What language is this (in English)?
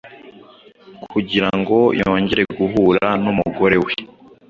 Kinyarwanda